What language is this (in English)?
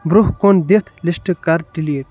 Kashmiri